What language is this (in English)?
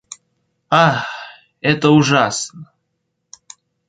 Russian